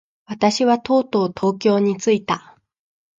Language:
Japanese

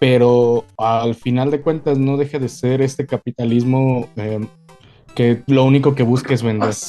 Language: Spanish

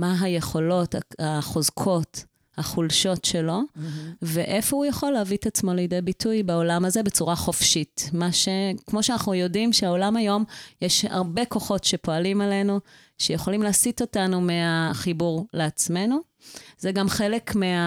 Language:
Hebrew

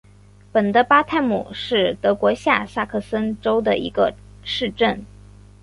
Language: Chinese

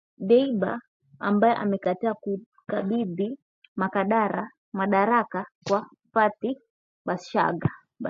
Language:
Swahili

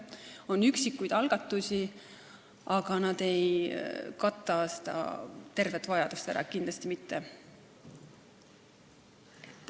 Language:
Estonian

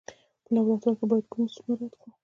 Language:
Pashto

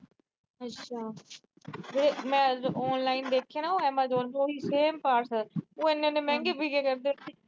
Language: Punjabi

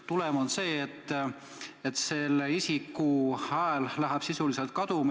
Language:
Estonian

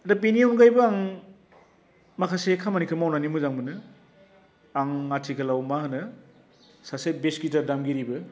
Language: Bodo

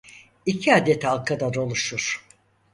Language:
Turkish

